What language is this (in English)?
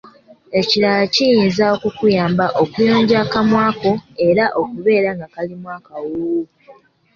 Ganda